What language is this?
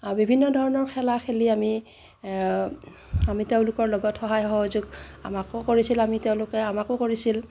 Assamese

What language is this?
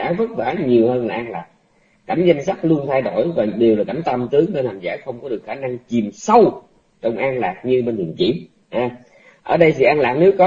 Vietnamese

